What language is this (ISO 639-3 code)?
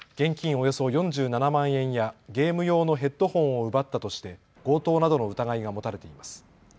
jpn